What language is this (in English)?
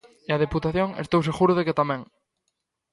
Galician